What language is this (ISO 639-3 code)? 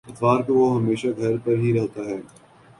urd